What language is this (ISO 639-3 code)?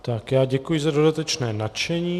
ces